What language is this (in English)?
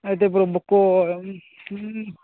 Telugu